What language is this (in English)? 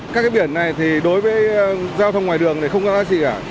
Vietnamese